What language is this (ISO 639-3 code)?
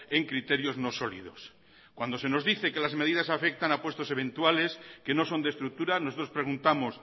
spa